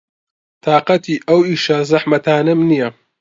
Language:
Central Kurdish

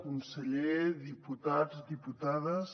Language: Catalan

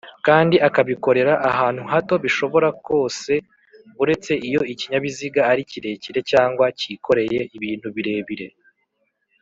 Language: Kinyarwanda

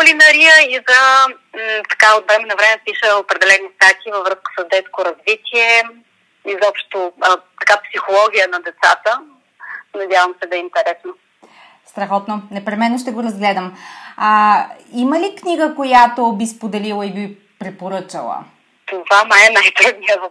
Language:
Bulgarian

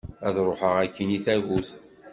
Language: Kabyle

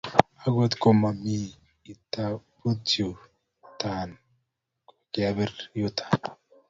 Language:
Kalenjin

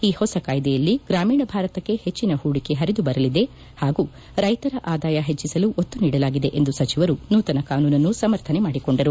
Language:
Kannada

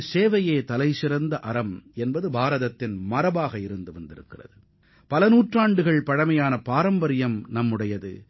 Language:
Tamil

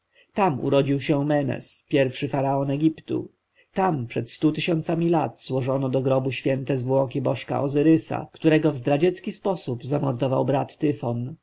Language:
Polish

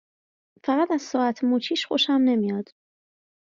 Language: Persian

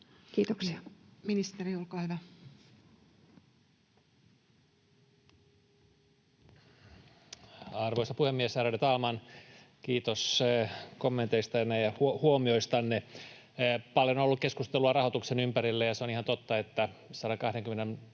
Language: Finnish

